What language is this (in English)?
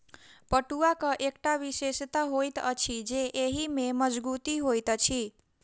Maithili